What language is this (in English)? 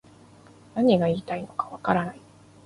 Japanese